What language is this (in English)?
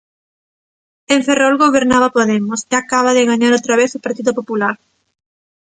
Galician